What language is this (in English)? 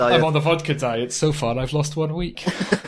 Welsh